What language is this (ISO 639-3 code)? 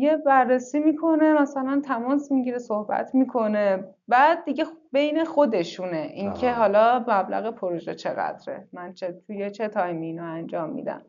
fas